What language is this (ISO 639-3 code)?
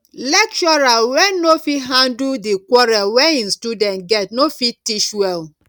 pcm